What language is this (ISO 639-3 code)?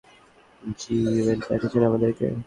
ben